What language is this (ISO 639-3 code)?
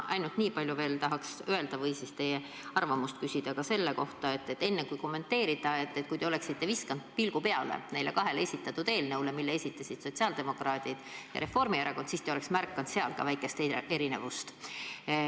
est